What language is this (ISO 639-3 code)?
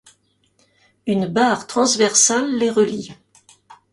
fra